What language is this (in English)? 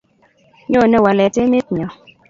Kalenjin